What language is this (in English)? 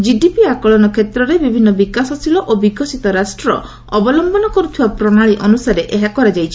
Odia